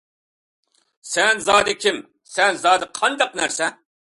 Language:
Uyghur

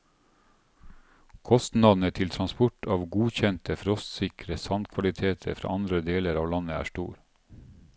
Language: Norwegian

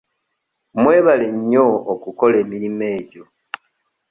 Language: Ganda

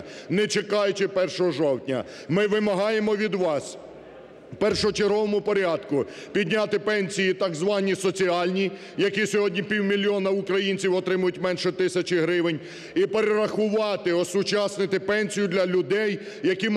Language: Ukrainian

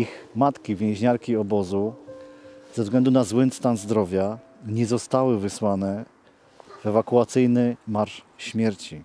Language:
Polish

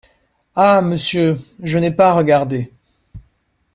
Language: French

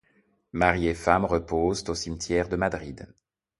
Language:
French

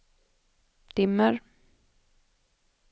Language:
Swedish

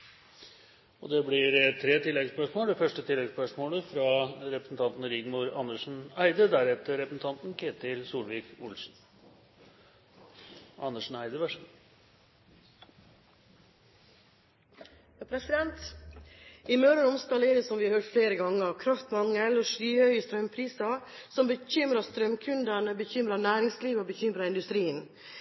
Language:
Norwegian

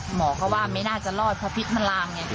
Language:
Thai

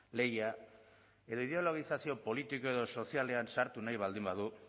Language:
Basque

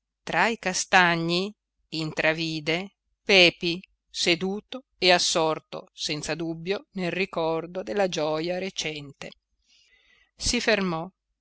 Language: Italian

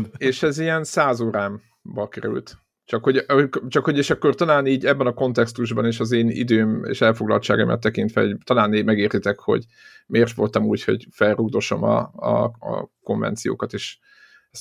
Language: Hungarian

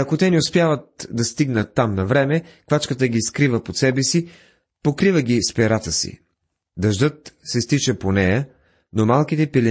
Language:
Bulgarian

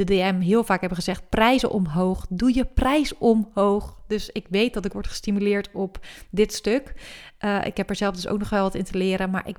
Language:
Dutch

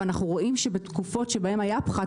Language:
Hebrew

